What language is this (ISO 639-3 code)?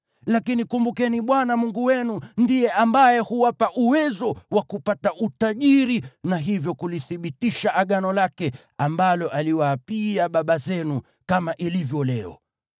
swa